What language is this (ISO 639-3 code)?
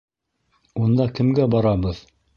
bak